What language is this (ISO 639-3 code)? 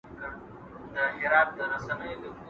pus